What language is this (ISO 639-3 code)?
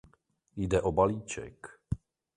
ces